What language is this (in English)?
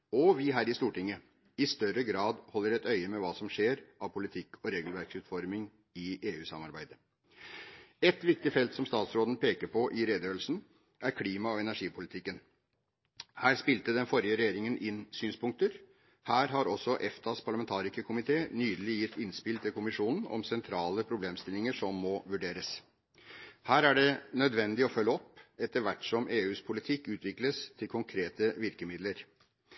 Norwegian Bokmål